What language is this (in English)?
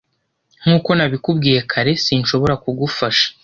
Kinyarwanda